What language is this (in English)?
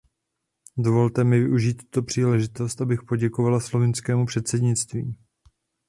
Czech